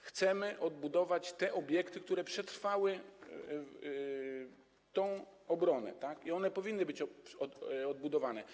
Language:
Polish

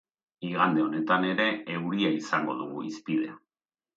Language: Basque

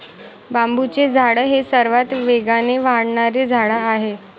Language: Marathi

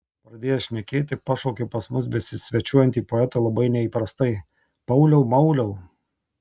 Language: Lithuanian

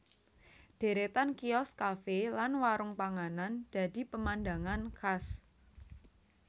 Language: Javanese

